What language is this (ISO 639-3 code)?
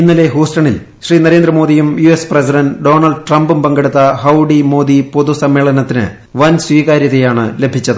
mal